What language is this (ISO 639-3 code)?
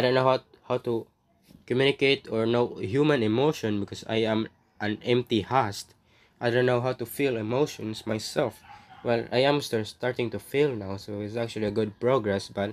eng